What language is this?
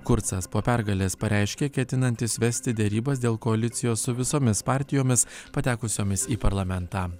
Lithuanian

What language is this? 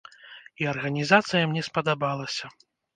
Belarusian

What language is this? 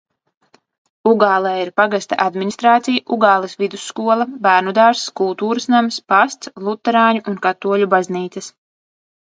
Latvian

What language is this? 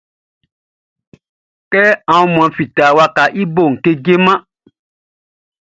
Baoulé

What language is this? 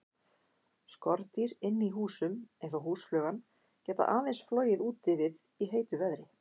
Icelandic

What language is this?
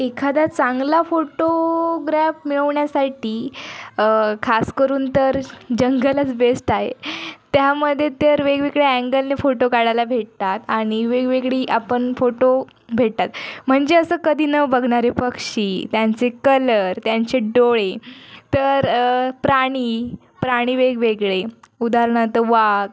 Marathi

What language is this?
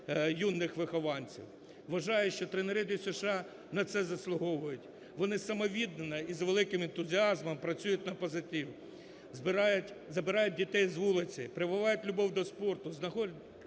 Ukrainian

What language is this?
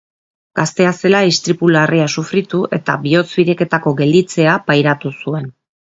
Basque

